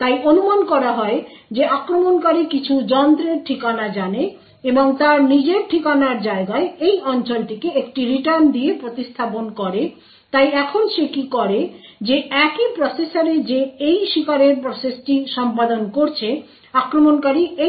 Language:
Bangla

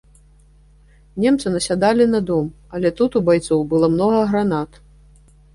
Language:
Belarusian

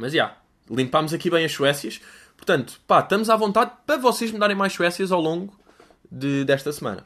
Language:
Portuguese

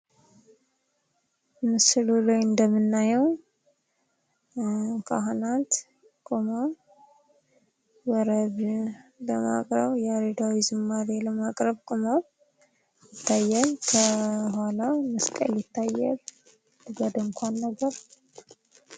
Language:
Amharic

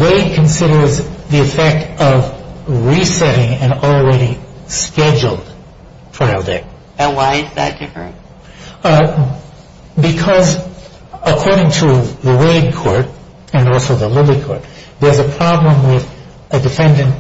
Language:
English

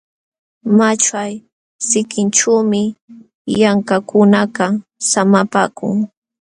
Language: Jauja Wanca Quechua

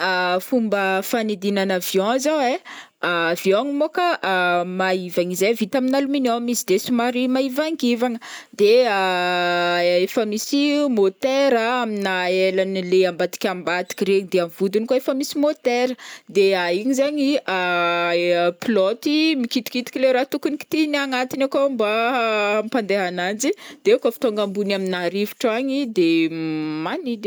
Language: Northern Betsimisaraka Malagasy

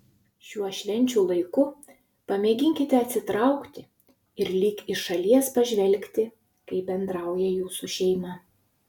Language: Lithuanian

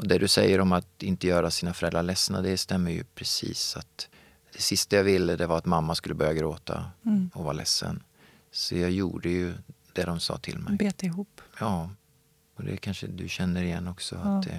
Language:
Swedish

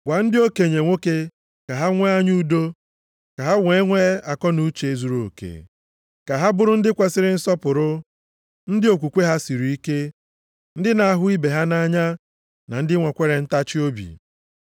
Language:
Igbo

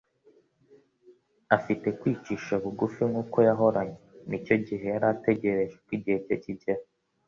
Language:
Kinyarwanda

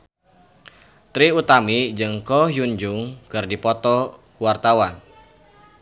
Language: Sundanese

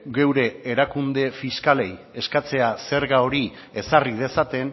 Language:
Basque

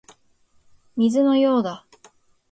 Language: Japanese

